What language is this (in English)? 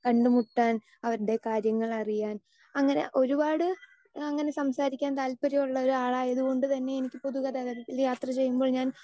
Malayalam